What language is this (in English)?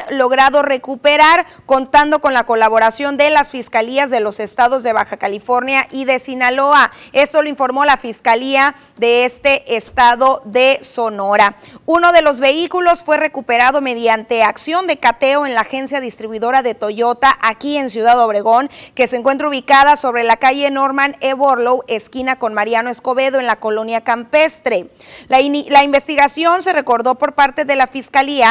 Spanish